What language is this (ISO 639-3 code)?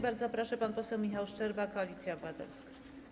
pol